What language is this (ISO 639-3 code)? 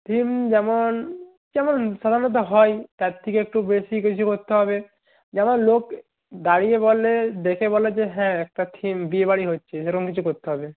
ben